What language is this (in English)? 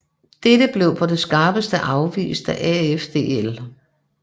Danish